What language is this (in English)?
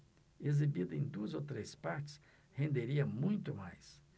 Portuguese